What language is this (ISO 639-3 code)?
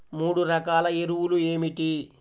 tel